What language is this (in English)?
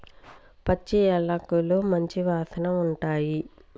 Telugu